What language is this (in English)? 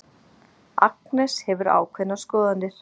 Icelandic